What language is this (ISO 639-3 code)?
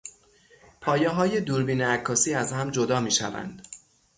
fas